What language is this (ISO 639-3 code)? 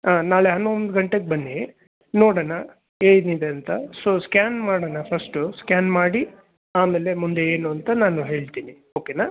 kan